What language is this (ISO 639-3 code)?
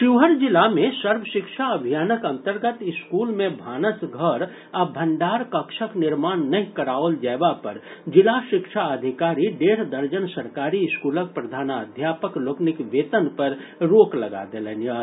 mai